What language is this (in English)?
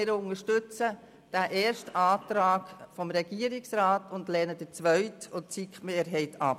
Swiss German